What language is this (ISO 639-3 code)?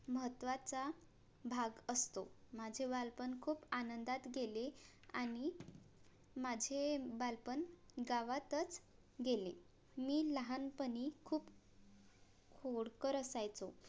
mar